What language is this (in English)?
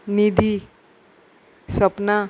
Konkani